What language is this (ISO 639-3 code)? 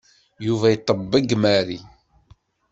kab